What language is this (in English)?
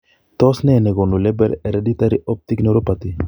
Kalenjin